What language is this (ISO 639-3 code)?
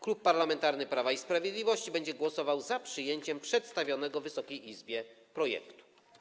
pol